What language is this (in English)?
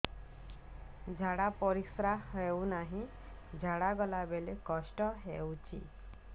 Odia